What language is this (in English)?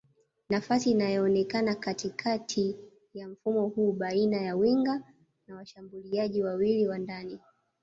Swahili